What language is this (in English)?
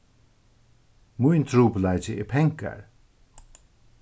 Faroese